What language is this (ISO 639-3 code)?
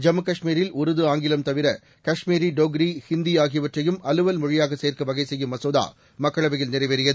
tam